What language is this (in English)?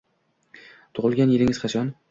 Uzbek